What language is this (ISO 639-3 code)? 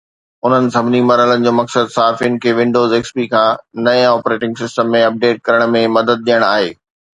snd